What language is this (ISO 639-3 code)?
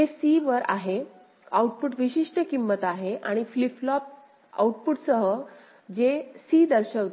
mar